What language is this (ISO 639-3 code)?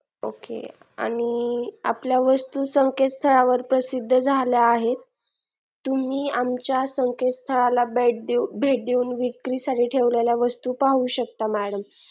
mar